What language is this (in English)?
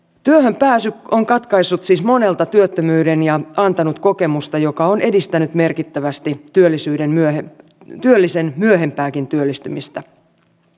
Finnish